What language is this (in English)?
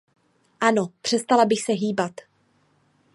Czech